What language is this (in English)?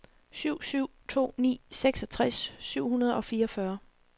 Danish